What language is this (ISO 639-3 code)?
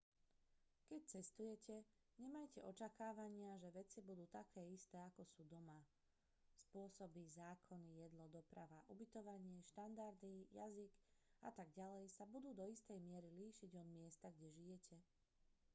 slk